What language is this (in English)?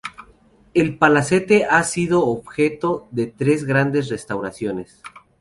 Spanish